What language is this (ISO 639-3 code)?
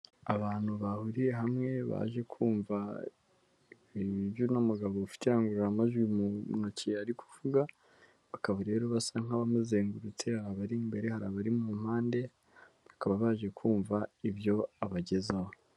kin